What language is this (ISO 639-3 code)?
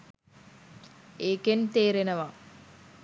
sin